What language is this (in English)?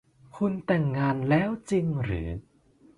Thai